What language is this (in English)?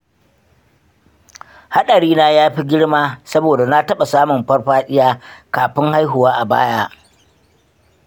Hausa